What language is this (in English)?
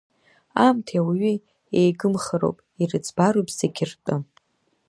Abkhazian